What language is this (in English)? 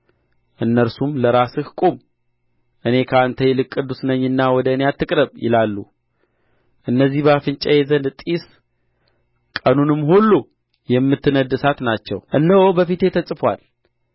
Amharic